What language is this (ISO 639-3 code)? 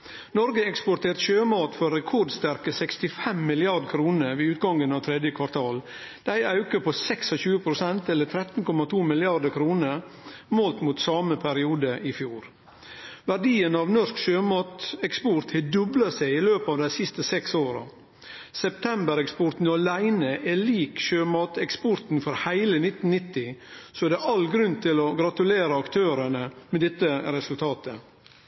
nno